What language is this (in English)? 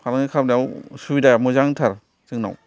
Bodo